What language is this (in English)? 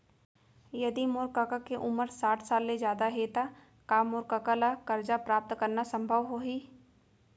Chhattisgarhi